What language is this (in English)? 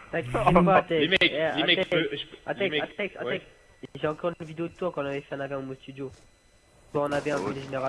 French